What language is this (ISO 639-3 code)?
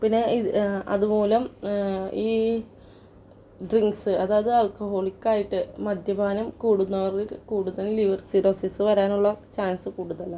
mal